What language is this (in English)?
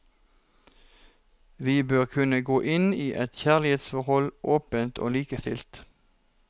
Norwegian